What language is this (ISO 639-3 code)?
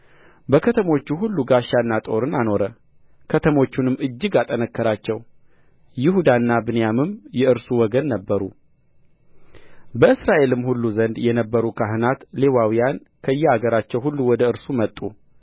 amh